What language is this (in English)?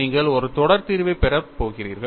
Tamil